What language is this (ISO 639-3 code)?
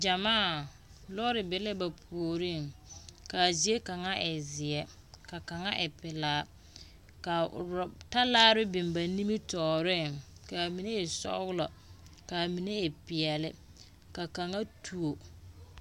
dga